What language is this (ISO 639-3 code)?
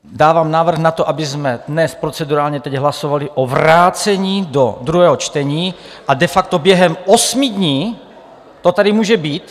ces